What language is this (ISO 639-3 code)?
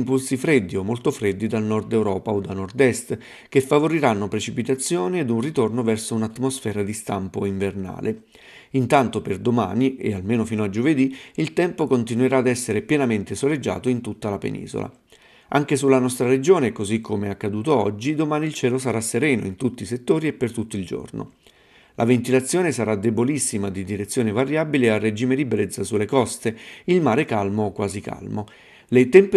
ita